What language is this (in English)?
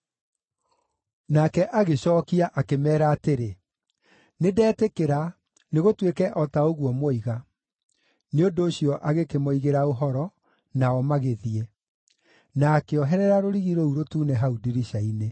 Kikuyu